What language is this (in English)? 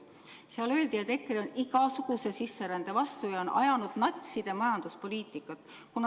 Estonian